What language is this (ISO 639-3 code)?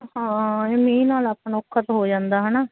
pan